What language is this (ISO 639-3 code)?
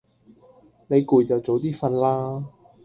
yue